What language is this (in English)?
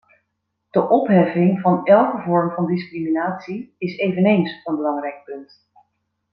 Dutch